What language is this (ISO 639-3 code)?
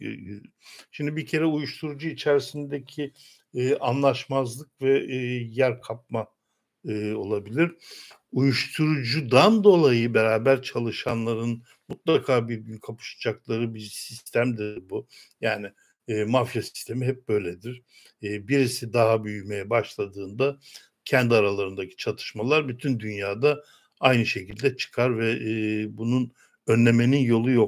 tur